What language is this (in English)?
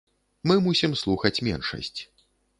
Belarusian